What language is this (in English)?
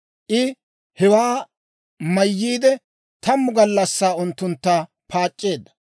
Dawro